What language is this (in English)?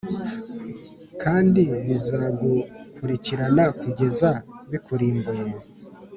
Kinyarwanda